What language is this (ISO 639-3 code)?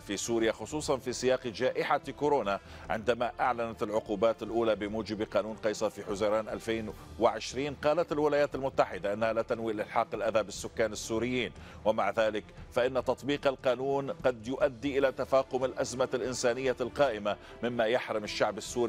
ara